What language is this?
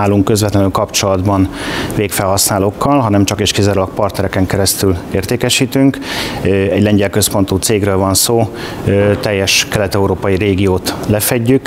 Hungarian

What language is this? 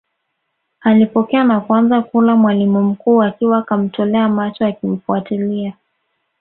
Swahili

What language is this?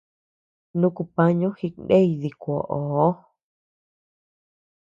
Tepeuxila Cuicatec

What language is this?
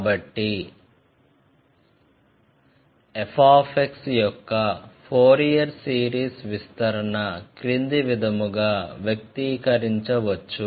Telugu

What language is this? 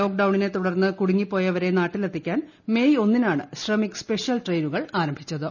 Malayalam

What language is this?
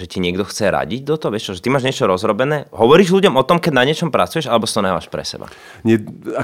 Slovak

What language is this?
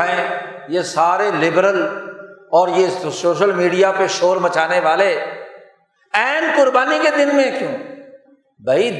Urdu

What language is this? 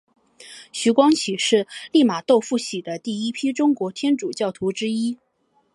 Chinese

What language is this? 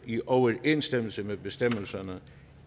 Danish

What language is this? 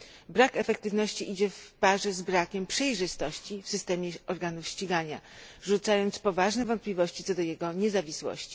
Polish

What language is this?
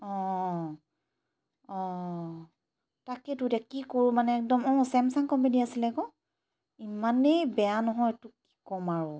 Assamese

